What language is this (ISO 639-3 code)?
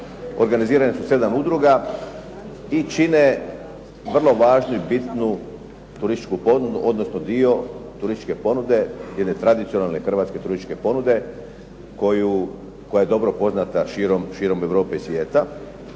hrv